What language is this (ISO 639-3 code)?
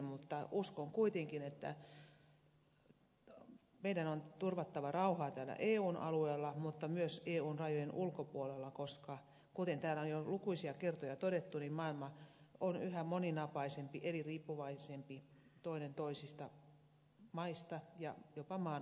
fin